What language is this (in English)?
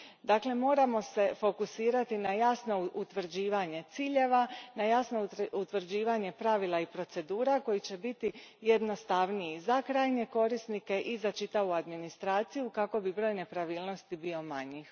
Croatian